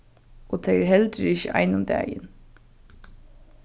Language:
Faroese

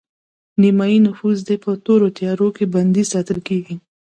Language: Pashto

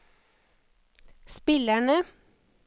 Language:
Norwegian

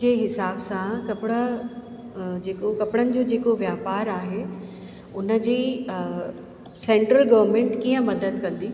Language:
Sindhi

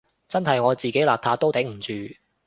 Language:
Cantonese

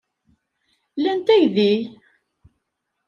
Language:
Kabyle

